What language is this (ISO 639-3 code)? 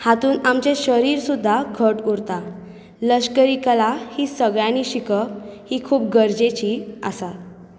kok